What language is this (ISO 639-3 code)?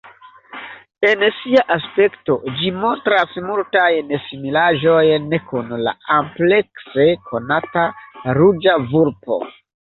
epo